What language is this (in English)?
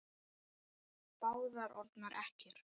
Icelandic